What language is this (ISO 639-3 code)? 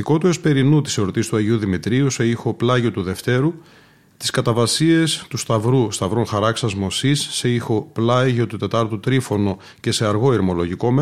ell